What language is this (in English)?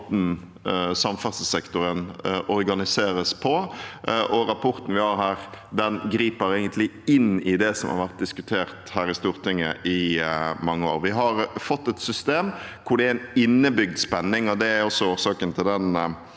Norwegian